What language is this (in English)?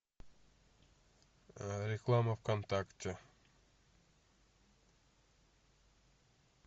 Russian